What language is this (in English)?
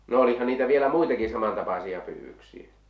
Finnish